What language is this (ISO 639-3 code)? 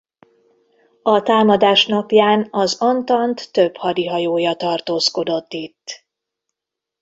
hun